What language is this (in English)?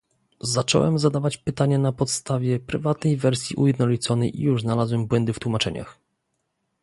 Polish